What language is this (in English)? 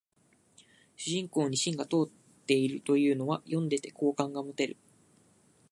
Japanese